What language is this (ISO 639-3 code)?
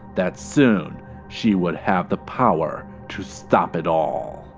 eng